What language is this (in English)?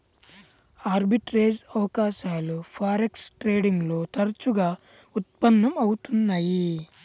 Telugu